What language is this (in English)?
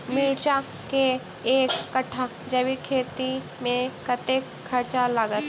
Maithili